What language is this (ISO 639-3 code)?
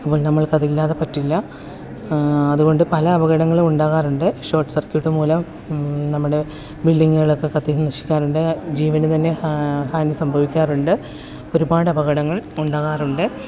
mal